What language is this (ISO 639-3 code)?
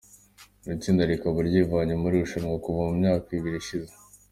kin